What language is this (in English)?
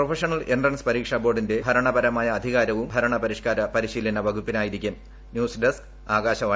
Malayalam